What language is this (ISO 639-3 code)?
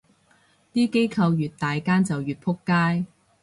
yue